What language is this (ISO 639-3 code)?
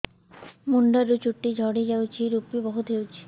ori